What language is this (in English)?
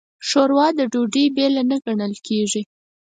Pashto